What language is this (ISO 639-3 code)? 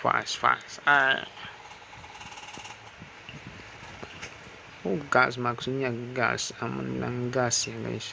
ind